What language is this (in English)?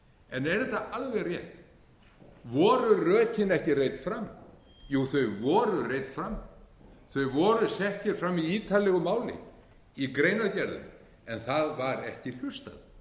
Icelandic